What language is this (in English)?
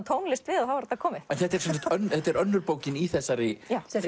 Icelandic